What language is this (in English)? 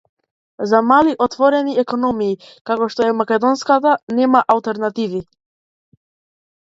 Macedonian